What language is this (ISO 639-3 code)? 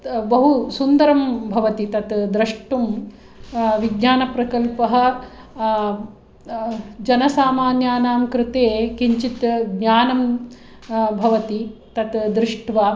san